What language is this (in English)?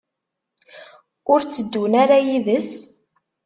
Kabyle